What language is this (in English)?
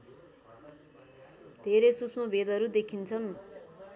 Nepali